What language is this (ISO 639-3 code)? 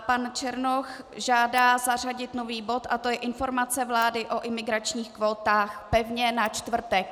ces